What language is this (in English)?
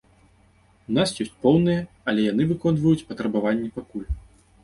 Belarusian